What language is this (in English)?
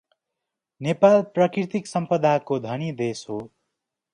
Nepali